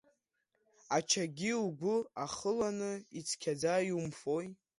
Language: Abkhazian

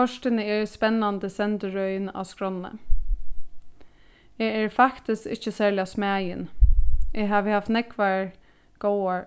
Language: Faroese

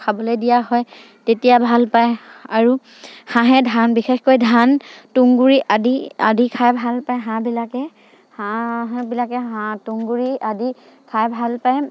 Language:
Assamese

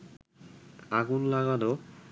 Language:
Bangla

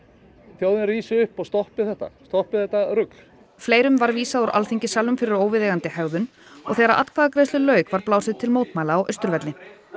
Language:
Icelandic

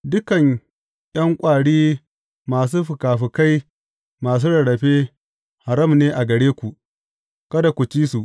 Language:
Hausa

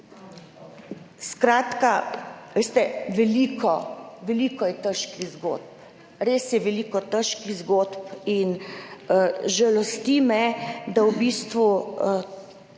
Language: Slovenian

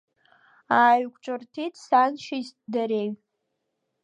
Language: Abkhazian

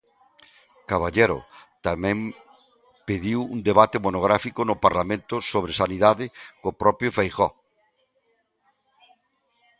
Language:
Galician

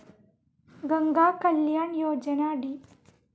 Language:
Malayalam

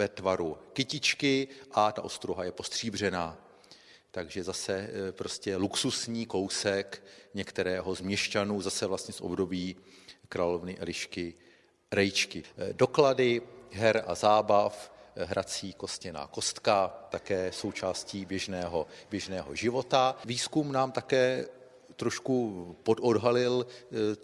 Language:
Czech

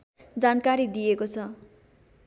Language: Nepali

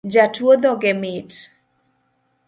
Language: Luo (Kenya and Tanzania)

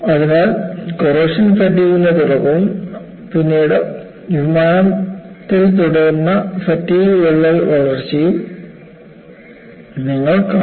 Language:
Malayalam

